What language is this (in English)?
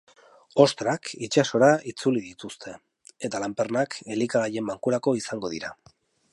Basque